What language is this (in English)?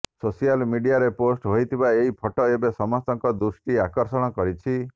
Odia